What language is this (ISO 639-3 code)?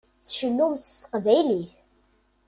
kab